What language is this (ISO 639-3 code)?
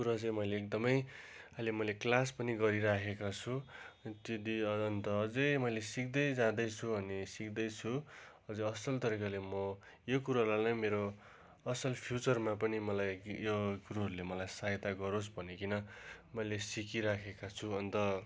nep